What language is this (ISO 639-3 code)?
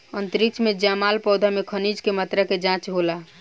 bho